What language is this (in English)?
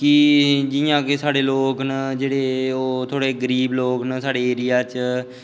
Dogri